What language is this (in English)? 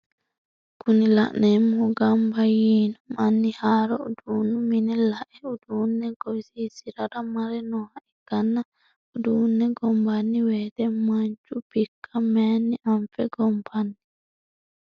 Sidamo